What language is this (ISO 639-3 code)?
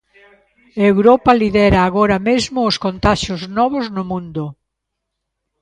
glg